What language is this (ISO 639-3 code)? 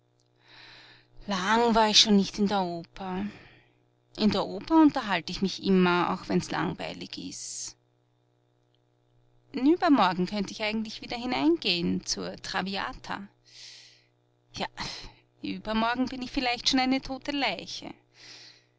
deu